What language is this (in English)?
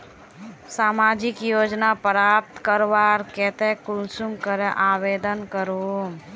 Magahi